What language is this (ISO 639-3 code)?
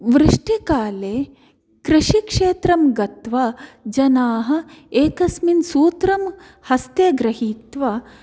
san